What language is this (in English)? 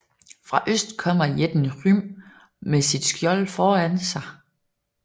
Danish